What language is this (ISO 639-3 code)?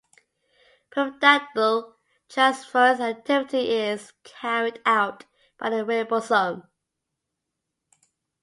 eng